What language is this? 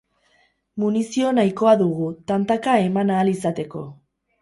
Basque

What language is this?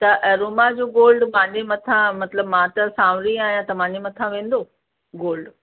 Sindhi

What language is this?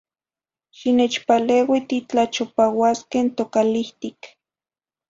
Zacatlán-Ahuacatlán-Tepetzintla Nahuatl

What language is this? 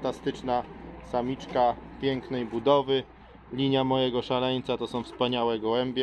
Polish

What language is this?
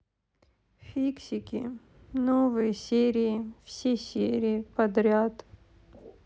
Russian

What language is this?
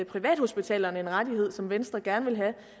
Danish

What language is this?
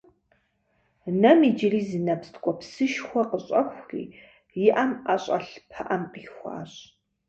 Kabardian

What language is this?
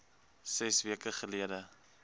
Afrikaans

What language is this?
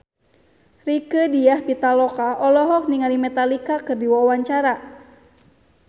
Sundanese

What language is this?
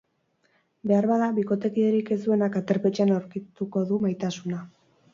Basque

